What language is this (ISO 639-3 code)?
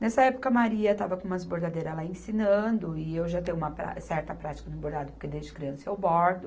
por